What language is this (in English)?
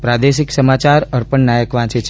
Gujarati